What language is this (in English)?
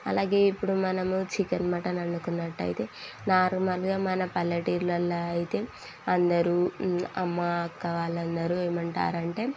Telugu